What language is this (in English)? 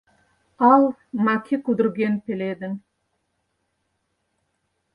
Mari